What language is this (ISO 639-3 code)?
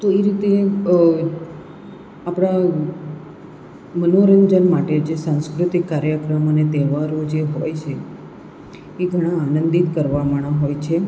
guj